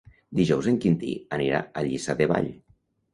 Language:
Catalan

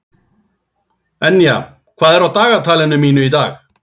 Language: Icelandic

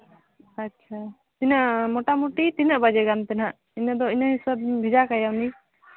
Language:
Santali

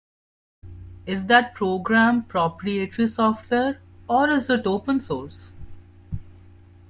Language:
English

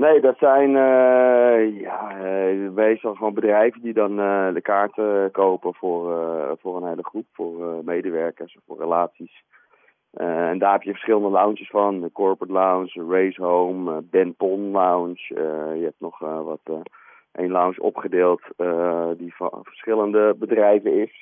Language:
Dutch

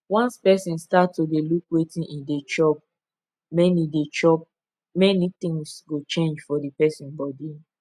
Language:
Nigerian Pidgin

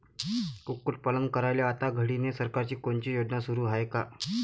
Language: Marathi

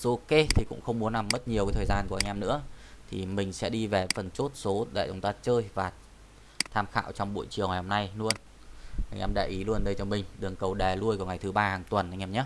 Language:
Vietnamese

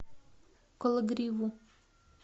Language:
Russian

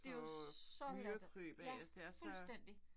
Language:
Danish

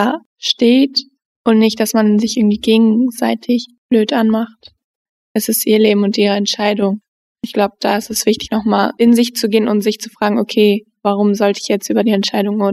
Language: German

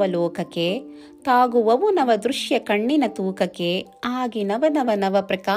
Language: Kannada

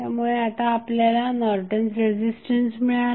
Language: Marathi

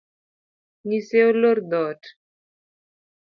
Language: Luo (Kenya and Tanzania)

